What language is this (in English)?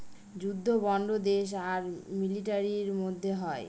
Bangla